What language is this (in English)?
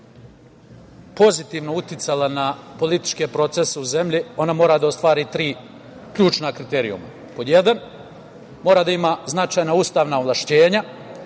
Serbian